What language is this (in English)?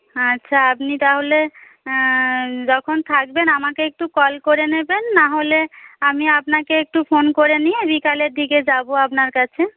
Bangla